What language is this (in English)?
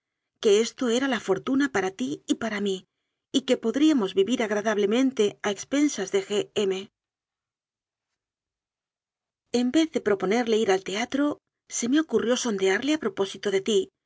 Spanish